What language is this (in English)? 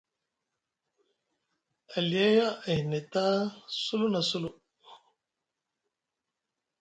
Musgu